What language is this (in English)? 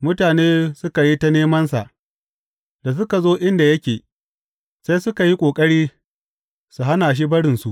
Hausa